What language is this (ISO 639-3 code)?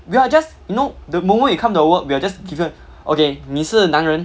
eng